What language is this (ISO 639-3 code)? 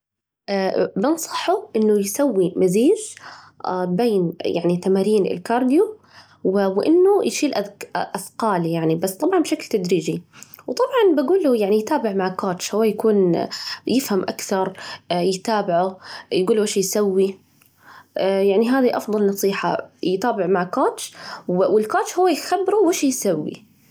ars